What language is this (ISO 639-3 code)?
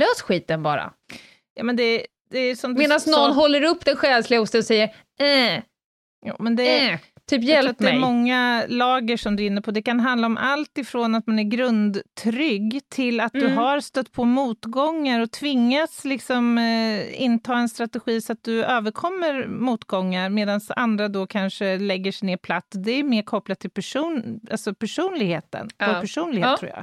swe